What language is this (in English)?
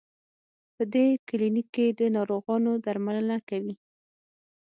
Pashto